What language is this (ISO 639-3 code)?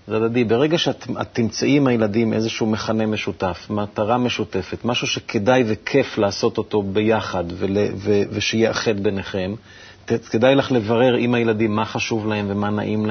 heb